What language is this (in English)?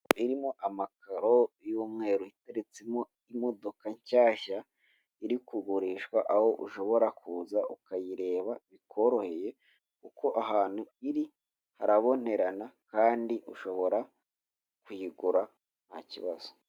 Kinyarwanda